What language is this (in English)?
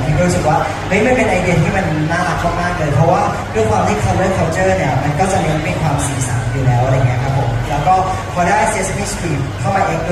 Thai